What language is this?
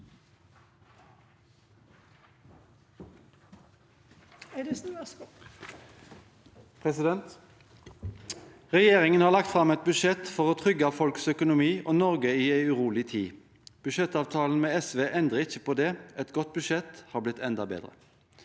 Norwegian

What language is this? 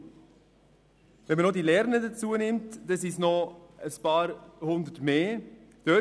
Swiss German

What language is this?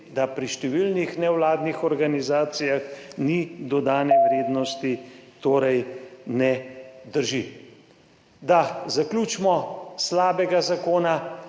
Slovenian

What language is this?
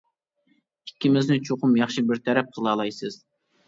Uyghur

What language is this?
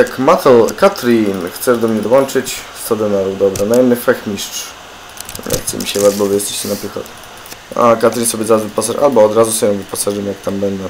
Polish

